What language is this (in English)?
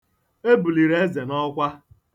Igbo